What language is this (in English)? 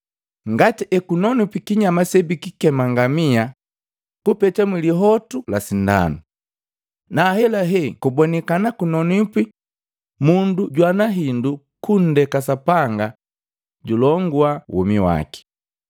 Matengo